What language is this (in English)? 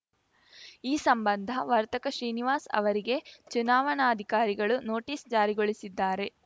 Kannada